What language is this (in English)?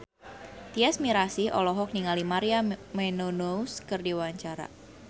Sundanese